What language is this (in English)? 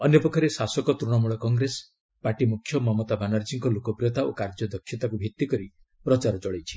Odia